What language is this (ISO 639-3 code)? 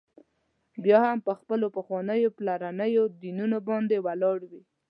pus